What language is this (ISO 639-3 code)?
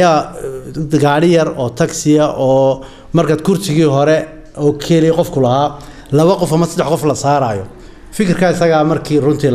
ara